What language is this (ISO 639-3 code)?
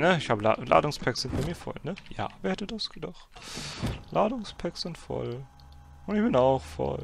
deu